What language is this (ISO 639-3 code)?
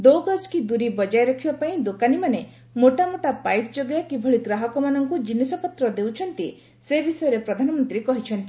ori